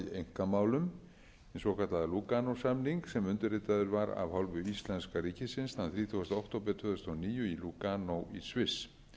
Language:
Icelandic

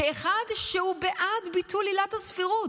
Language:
Hebrew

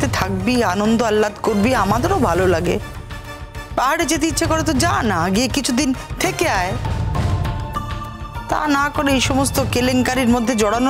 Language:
Bangla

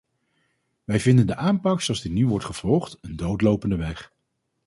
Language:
Dutch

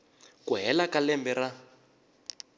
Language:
Tsonga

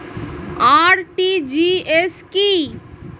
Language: Bangla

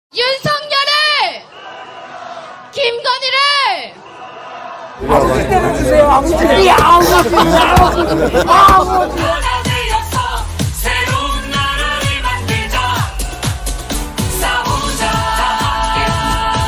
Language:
Korean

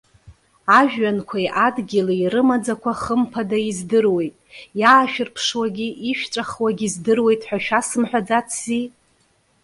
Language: Abkhazian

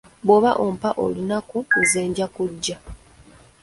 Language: Ganda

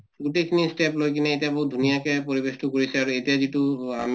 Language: Assamese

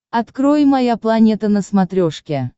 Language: Russian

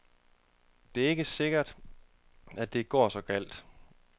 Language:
Danish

